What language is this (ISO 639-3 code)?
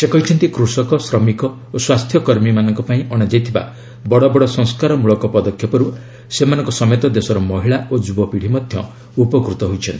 ori